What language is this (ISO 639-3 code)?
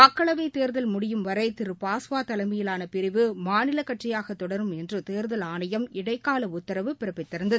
tam